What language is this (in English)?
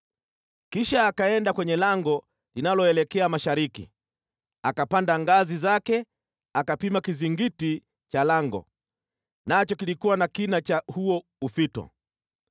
Swahili